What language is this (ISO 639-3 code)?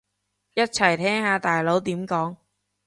yue